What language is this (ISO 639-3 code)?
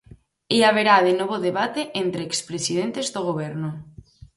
glg